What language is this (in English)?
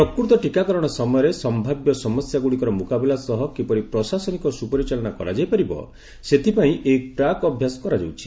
Odia